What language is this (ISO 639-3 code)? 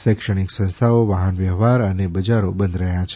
guj